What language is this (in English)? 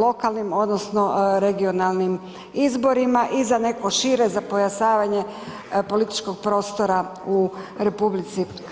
Croatian